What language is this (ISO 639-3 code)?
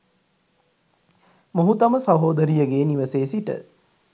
sin